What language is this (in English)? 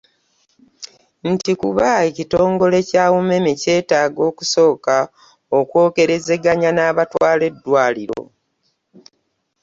Ganda